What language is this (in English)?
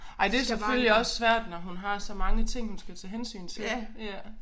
Danish